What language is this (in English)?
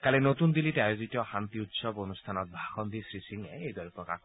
Assamese